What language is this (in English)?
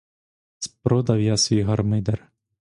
Ukrainian